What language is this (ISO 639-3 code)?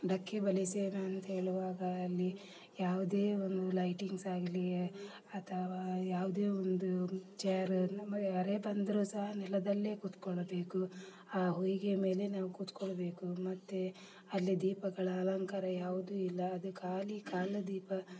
kan